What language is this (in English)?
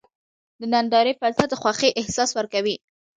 Pashto